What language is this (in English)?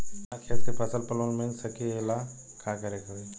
Bhojpuri